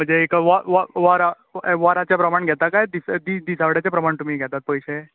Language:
Konkani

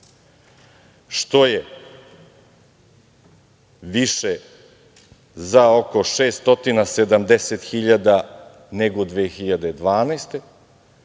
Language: Serbian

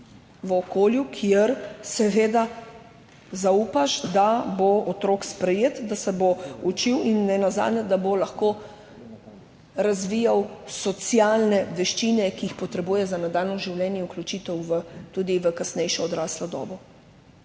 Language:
Slovenian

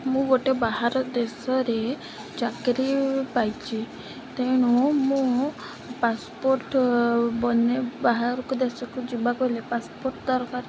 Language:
Odia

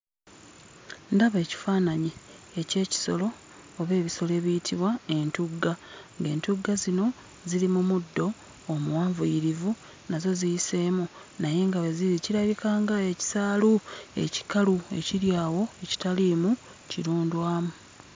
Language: Ganda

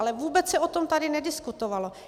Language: Czech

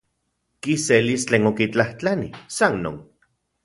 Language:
Central Puebla Nahuatl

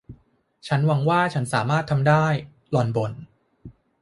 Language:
Thai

